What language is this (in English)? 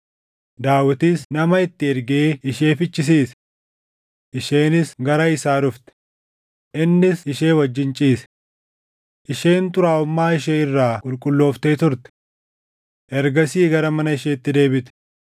Oromo